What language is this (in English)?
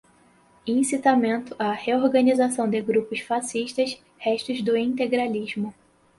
Portuguese